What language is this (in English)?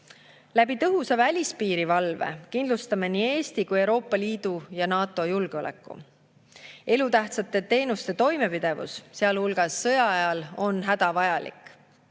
Estonian